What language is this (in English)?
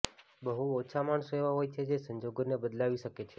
Gujarati